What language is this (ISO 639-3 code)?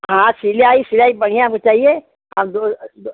hin